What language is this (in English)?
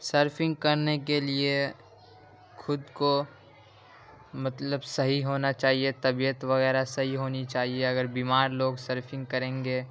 Urdu